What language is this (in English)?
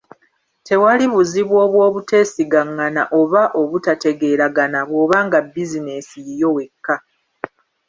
Ganda